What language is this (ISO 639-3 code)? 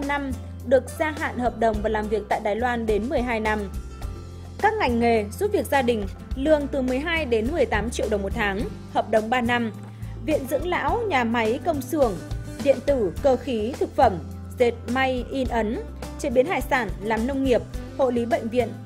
vie